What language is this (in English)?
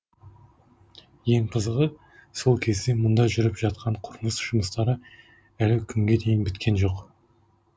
Kazakh